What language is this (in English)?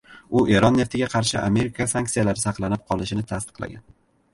Uzbek